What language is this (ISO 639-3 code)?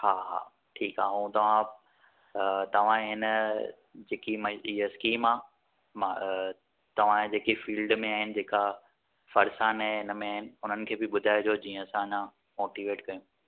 snd